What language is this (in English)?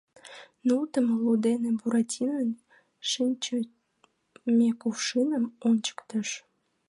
Mari